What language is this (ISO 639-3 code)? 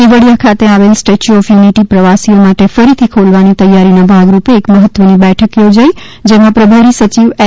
guj